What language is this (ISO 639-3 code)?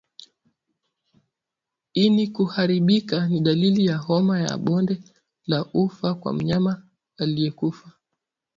swa